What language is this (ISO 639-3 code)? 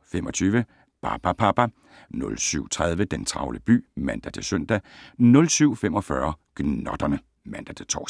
dan